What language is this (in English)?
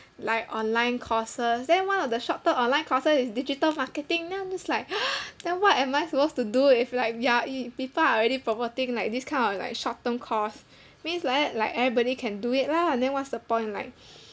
English